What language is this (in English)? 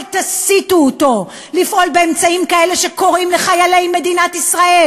Hebrew